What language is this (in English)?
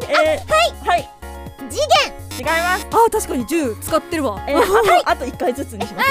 Japanese